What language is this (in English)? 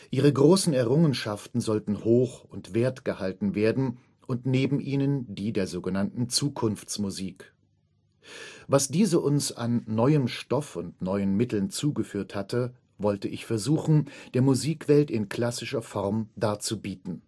German